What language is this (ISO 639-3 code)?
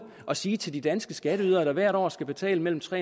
dan